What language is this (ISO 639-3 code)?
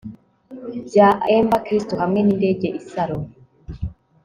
kin